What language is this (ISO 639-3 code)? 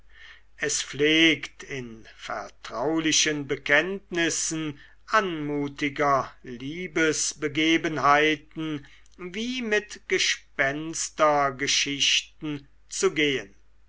deu